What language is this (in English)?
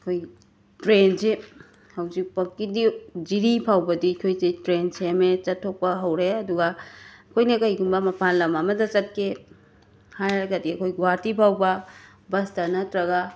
Manipuri